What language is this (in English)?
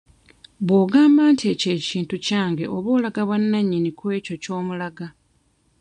Ganda